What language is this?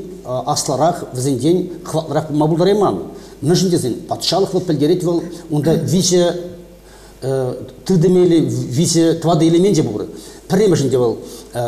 Russian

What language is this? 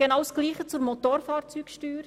Swiss German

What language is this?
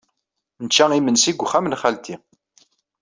Kabyle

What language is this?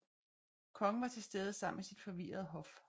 Danish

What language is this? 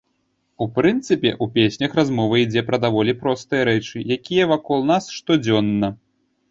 Belarusian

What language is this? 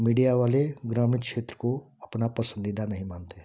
Hindi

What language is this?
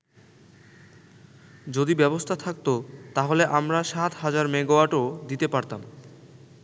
Bangla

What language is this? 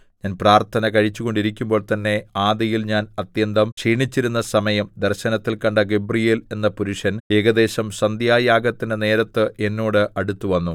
Malayalam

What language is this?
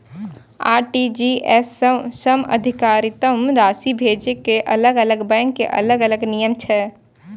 Maithili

